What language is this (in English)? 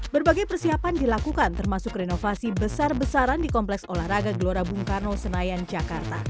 Indonesian